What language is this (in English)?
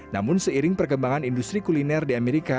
Indonesian